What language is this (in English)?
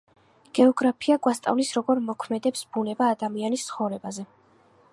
Georgian